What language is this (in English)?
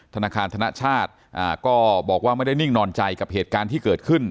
Thai